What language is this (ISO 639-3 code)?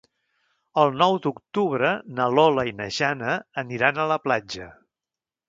cat